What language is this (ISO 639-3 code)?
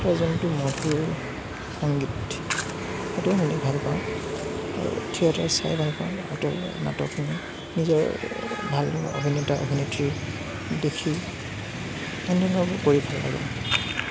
asm